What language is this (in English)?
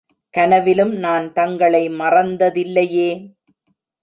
Tamil